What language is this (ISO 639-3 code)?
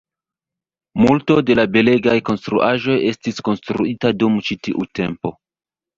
epo